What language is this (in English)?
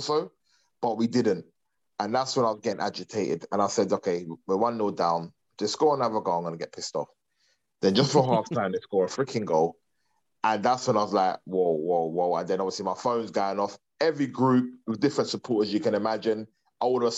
English